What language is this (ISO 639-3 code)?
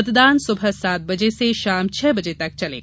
hin